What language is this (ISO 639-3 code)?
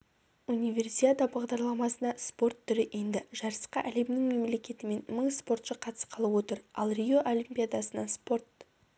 kaz